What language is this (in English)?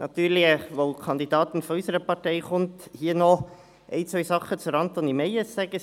Swiss German